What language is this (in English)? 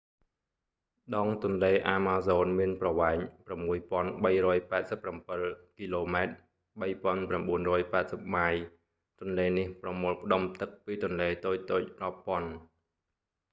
Khmer